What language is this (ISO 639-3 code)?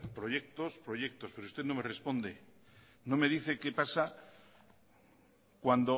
spa